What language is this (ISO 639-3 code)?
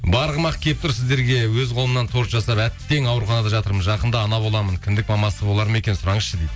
kaz